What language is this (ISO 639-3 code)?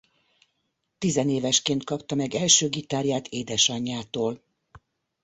hun